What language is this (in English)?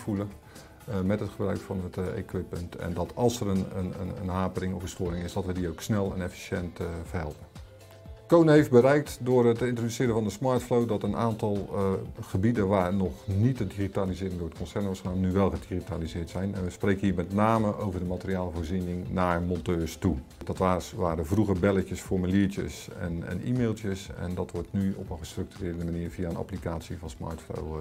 Dutch